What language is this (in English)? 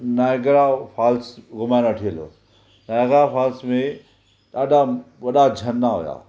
Sindhi